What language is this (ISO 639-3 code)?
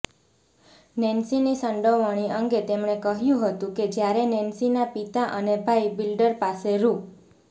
guj